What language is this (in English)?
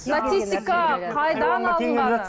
Kazakh